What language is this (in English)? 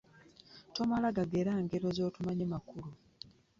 Ganda